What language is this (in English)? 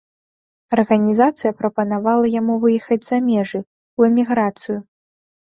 Belarusian